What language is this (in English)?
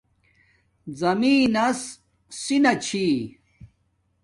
Domaaki